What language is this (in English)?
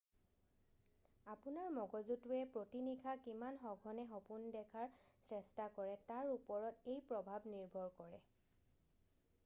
Assamese